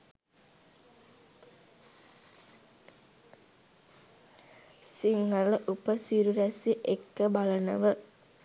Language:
Sinhala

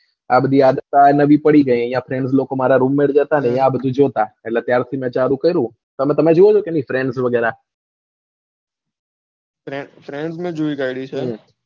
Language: Gujarati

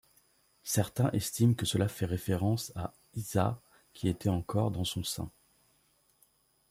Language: French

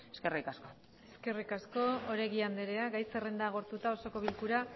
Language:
Basque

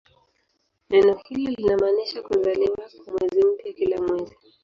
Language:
Swahili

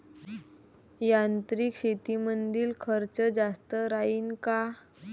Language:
Marathi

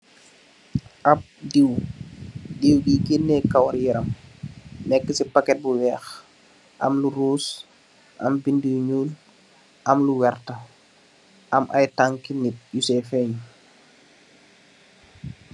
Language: Wolof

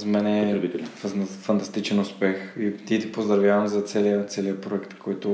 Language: Bulgarian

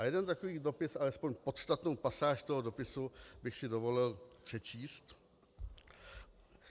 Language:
Czech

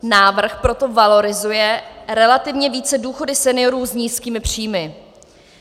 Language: Czech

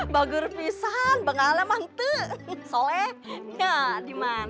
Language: Indonesian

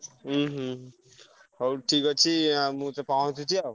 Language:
Odia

